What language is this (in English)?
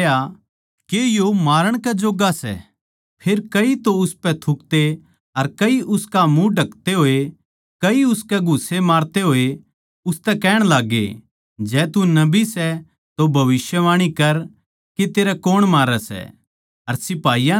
Haryanvi